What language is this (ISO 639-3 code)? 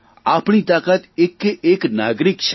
guj